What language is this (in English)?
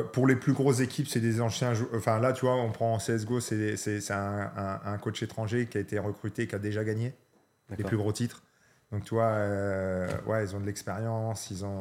French